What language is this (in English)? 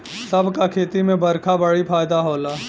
Bhojpuri